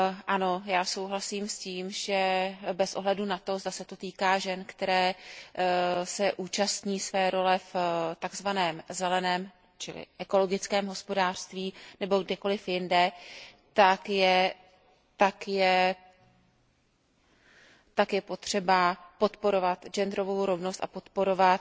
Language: Czech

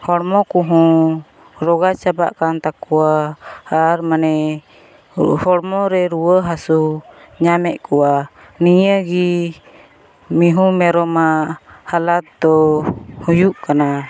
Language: Santali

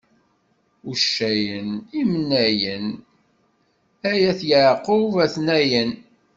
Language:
Kabyle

